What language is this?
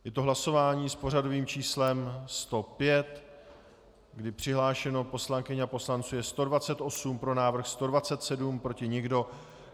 Czech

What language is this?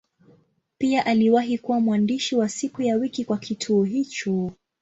Swahili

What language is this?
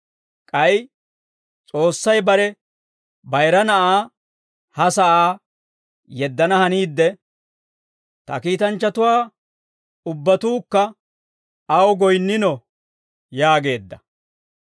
Dawro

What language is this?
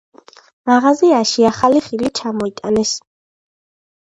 Georgian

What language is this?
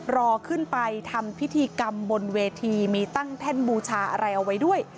Thai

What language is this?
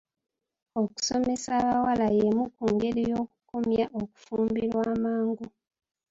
Ganda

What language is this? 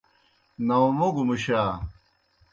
Kohistani Shina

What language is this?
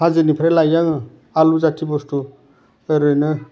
Bodo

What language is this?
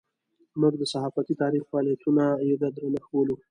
Pashto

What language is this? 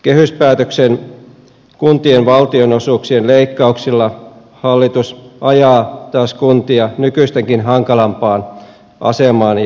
Finnish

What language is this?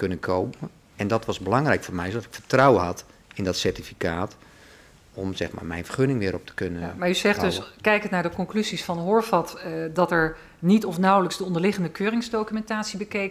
Dutch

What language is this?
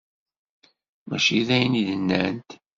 Kabyle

